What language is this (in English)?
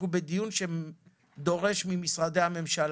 Hebrew